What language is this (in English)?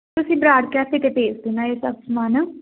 Punjabi